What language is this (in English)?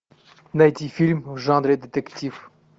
Russian